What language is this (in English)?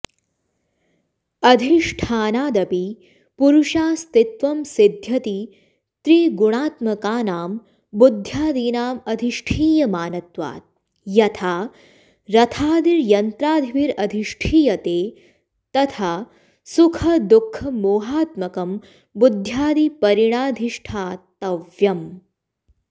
Sanskrit